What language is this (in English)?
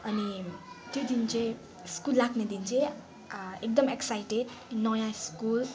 Nepali